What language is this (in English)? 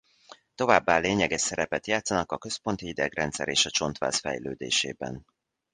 Hungarian